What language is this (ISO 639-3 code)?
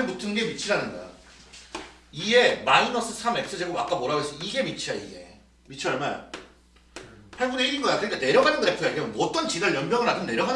kor